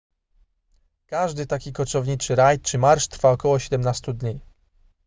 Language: Polish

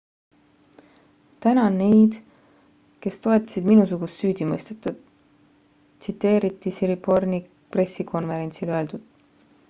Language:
Estonian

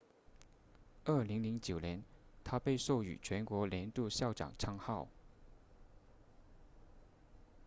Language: Chinese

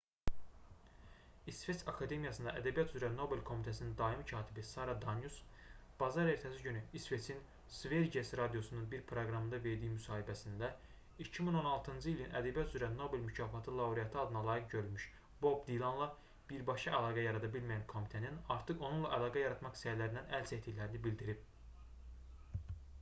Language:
Azerbaijani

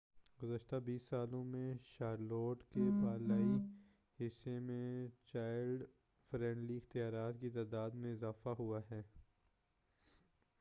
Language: Urdu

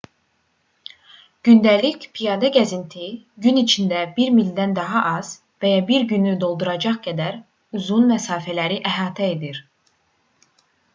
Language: Azerbaijani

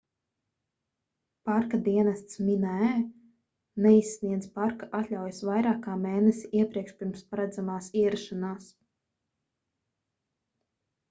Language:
Latvian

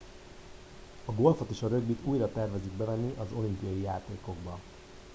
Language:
Hungarian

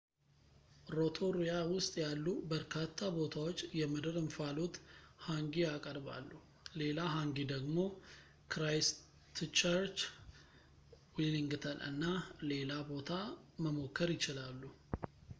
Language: Amharic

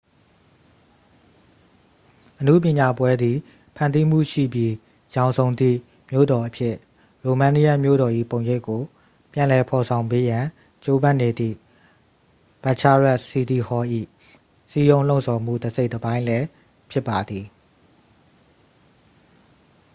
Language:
Burmese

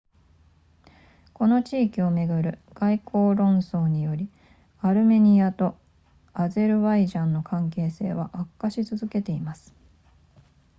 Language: Japanese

